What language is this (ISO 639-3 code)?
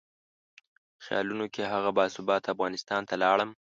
pus